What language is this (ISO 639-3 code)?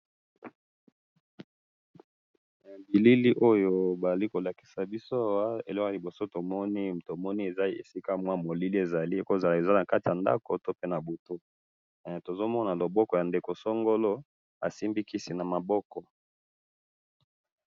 lin